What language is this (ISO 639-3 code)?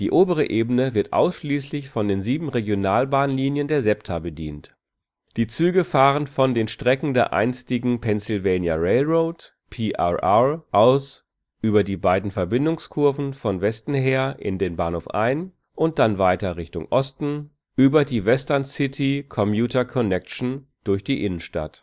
deu